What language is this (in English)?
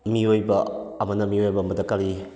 Manipuri